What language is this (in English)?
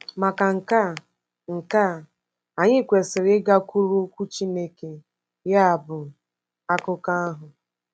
Igbo